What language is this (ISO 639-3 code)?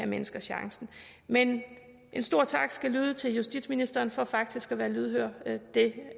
dan